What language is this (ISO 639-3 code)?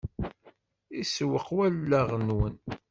kab